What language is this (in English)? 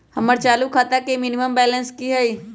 Magahi